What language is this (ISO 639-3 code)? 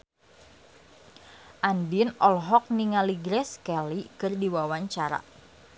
sun